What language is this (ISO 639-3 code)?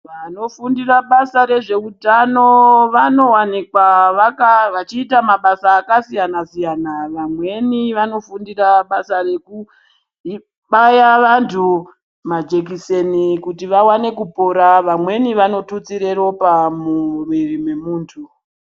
ndc